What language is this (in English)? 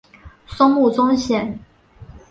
Chinese